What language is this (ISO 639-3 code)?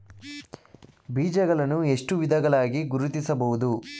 kan